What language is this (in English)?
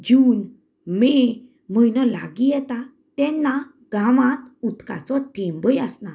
Konkani